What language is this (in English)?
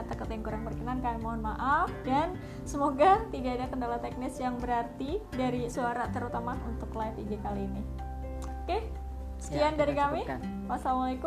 Indonesian